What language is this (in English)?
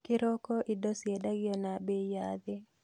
Kikuyu